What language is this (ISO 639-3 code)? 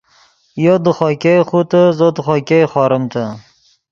ydg